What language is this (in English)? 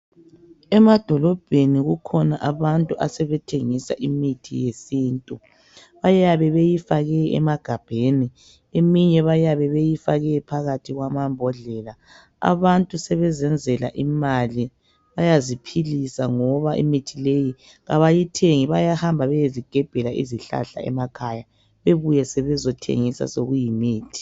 North Ndebele